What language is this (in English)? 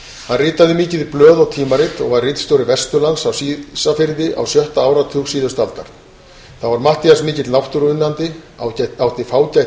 Icelandic